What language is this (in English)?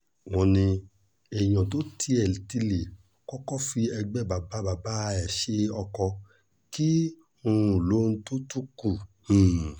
Yoruba